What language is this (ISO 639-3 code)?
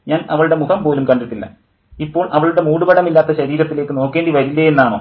mal